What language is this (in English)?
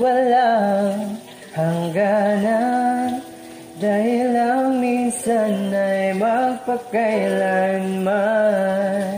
Indonesian